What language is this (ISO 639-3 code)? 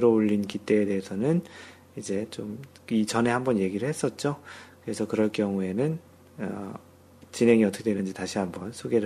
kor